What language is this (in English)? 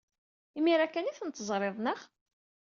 Kabyle